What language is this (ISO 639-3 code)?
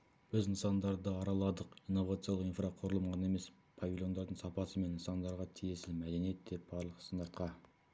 kaz